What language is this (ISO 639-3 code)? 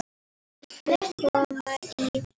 isl